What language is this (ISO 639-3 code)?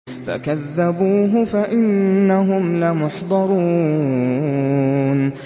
ara